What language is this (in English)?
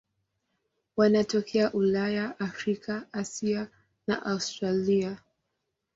Swahili